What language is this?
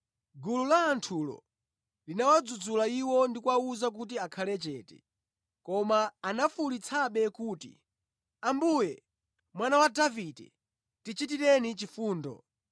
Nyanja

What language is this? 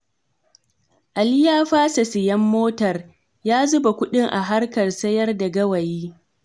Hausa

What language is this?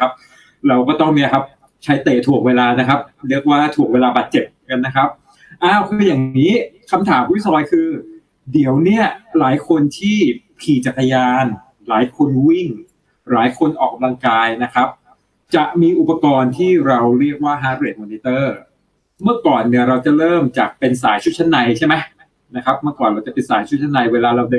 Thai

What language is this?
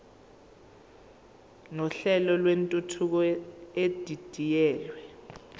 Zulu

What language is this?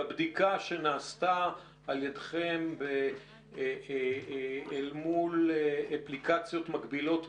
Hebrew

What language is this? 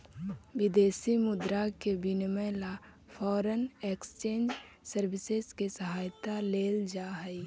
Magahi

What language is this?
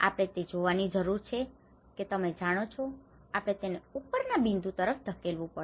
Gujarati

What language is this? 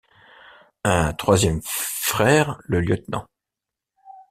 French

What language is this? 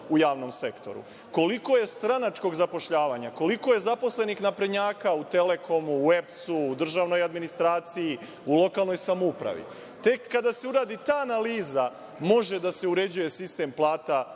Serbian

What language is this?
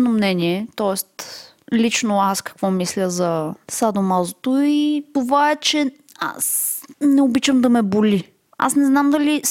Bulgarian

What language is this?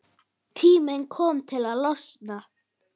Icelandic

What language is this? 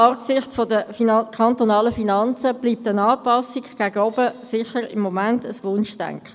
Swiss German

